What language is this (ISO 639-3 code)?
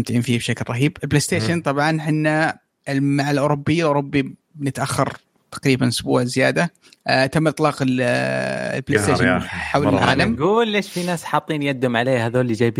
ara